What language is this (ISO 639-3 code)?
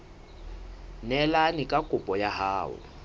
sot